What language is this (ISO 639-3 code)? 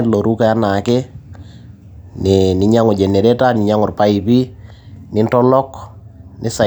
mas